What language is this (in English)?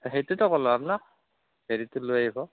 Assamese